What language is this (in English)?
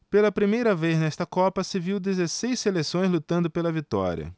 Portuguese